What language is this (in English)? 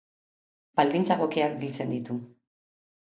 Basque